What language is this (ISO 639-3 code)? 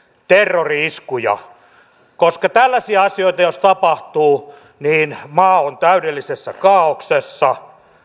fin